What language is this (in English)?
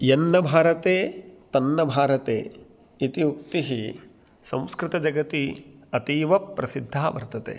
Sanskrit